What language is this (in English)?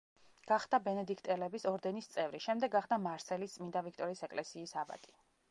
Georgian